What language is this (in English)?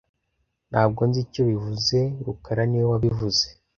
Kinyarwanda